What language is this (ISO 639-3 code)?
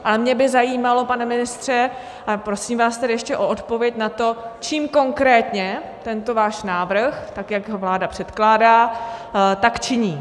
ces